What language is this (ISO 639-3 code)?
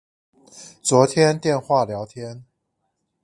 zho